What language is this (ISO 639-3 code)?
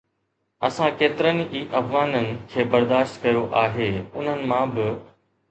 snd